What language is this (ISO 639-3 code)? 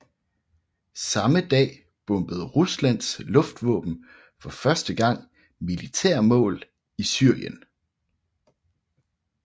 dan